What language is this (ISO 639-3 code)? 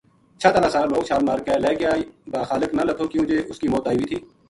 gju